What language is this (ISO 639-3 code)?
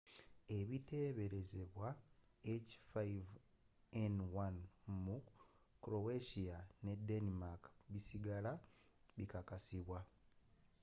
lug